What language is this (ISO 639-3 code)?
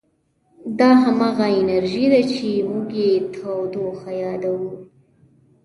pus